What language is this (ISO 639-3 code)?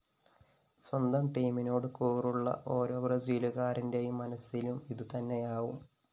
mal